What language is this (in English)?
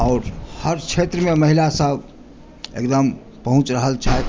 Maithili